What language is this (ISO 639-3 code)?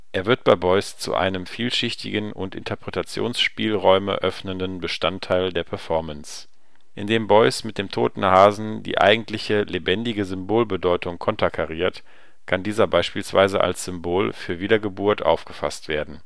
deu